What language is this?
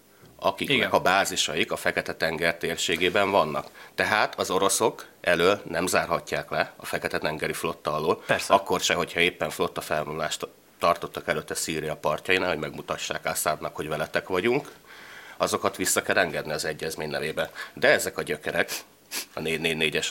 Hungarian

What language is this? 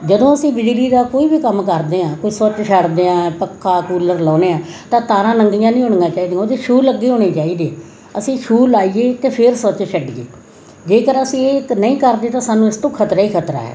Punjabi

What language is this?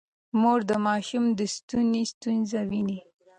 Pashto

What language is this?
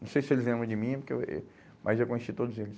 Portuguese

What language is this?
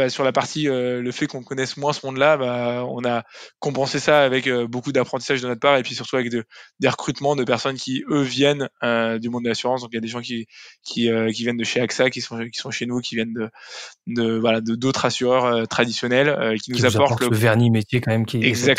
French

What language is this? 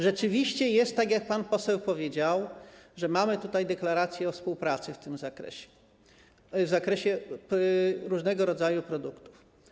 Polish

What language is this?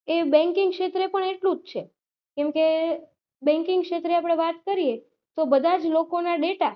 Gujarati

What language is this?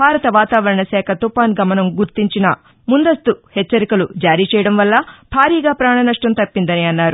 Telugu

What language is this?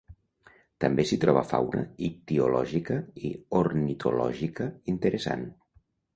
Catalan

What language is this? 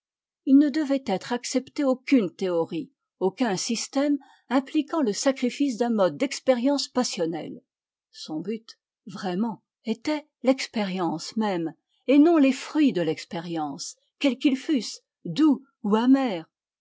French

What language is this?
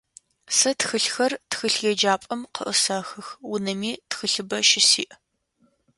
Adyghe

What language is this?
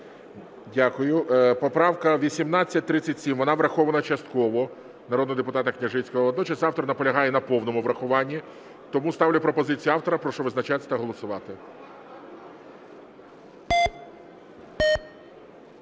Ukrainian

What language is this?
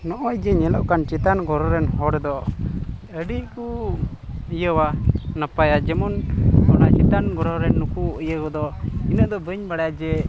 Santali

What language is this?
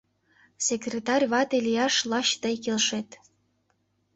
Mari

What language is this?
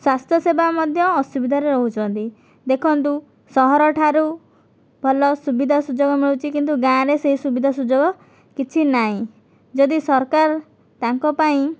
Odia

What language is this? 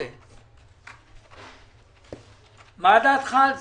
Hebrew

